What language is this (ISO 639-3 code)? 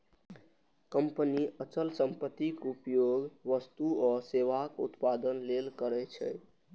mai